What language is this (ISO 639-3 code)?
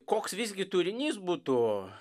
lit